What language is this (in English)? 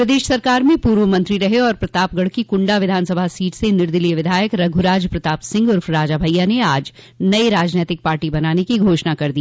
Hindi